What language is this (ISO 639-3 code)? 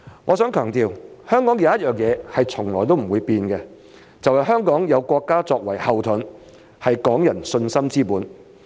yue